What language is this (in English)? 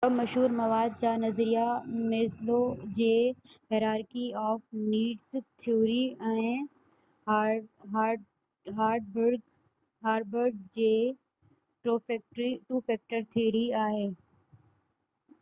Sindhi